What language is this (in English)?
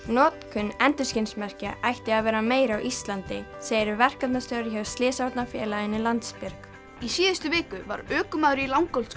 Icelandic